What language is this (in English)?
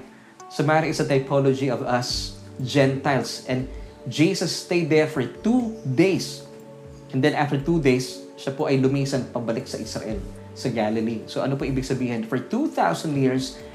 Filipino